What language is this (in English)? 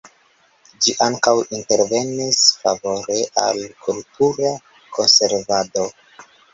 Esperanto